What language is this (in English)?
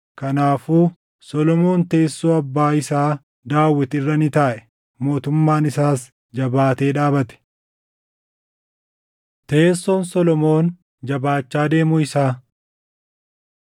Oromo